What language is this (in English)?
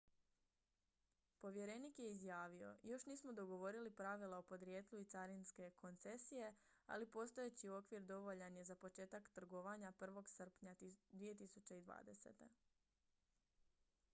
Croatian